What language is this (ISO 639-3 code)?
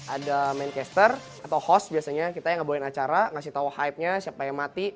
ind